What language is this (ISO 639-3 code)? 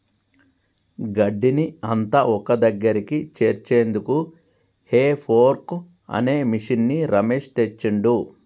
tel